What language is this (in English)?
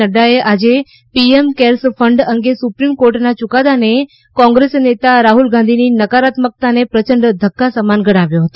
Gujarati